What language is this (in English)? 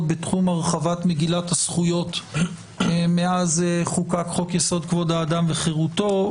Hebrew